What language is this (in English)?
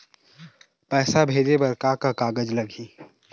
Chhattisgarhi